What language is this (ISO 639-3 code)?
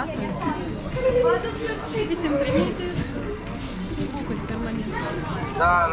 ron